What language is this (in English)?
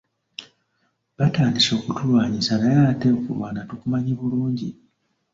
Ganda